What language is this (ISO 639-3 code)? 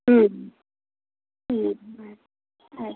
kan